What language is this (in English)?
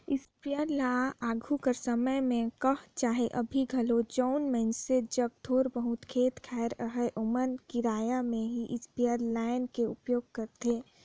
Chhattisgarhi